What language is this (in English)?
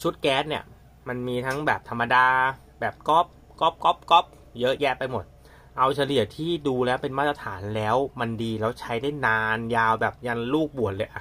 Thai